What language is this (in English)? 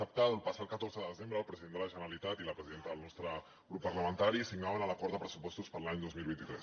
Catalan